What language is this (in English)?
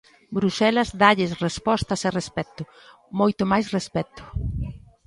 Galician